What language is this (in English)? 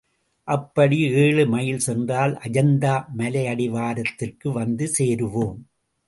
Tamil